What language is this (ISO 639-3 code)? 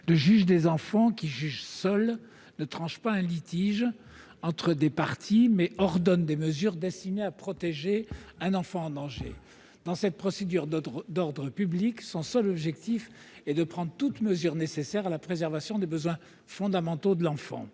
fra